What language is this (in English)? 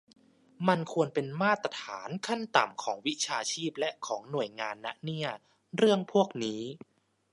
Thai